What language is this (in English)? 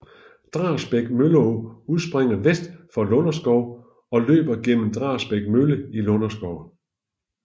Danish